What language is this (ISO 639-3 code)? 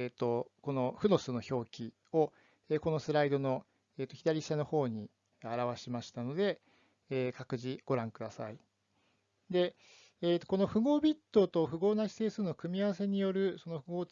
jpn